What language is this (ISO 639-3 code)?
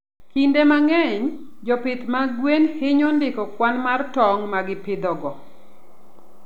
luo